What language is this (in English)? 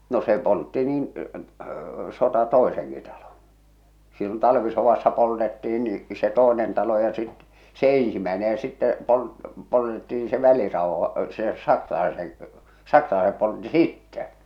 Finnish